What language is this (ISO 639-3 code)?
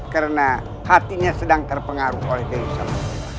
ind